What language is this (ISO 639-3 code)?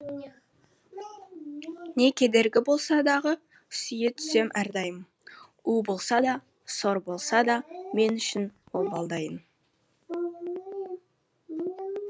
kaz